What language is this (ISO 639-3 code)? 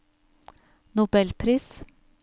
nor